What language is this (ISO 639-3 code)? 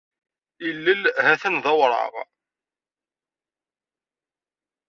kab